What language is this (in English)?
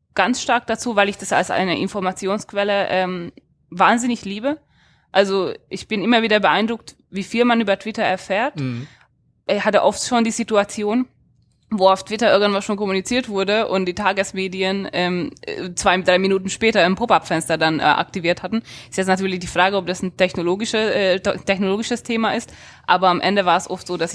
German